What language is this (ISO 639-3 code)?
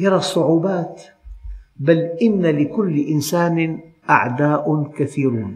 ara